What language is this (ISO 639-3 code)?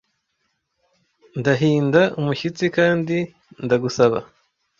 kin